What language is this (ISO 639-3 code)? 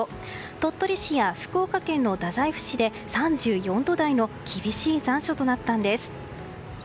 jpn